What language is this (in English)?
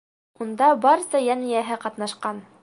Bashkir